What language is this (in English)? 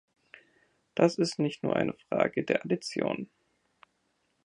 German